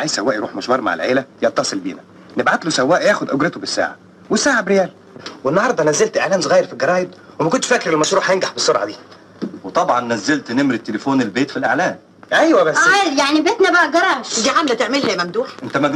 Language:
Arabic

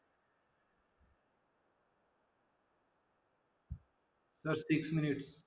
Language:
Marathi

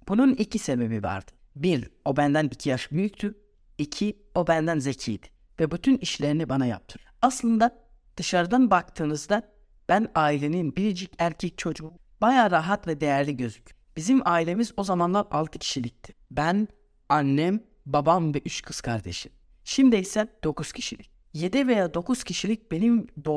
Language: Turkish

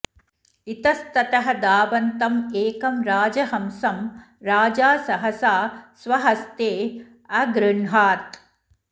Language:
Sanskrit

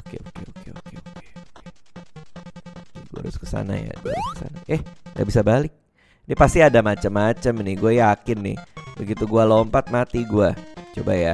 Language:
Indonesian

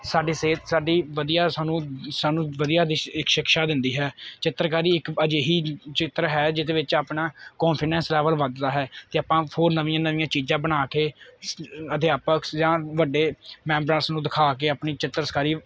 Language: Punjabi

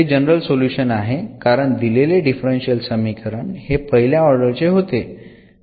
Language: Marathi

